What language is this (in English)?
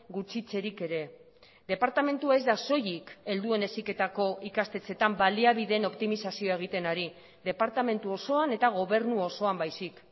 Basque